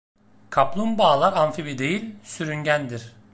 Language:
Turkish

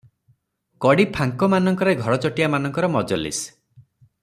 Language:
Odia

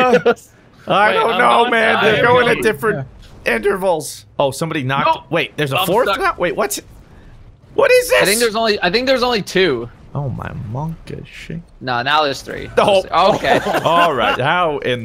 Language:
English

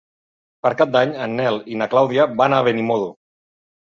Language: Catalan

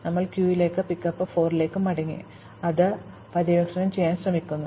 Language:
Malayalam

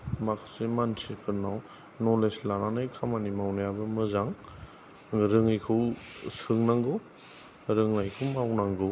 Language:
Bodo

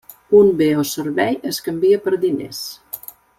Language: Catalan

